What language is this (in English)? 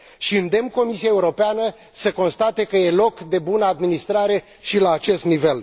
Romanian